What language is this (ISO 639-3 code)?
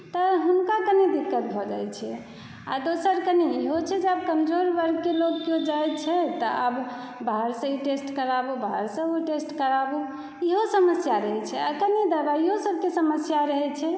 mai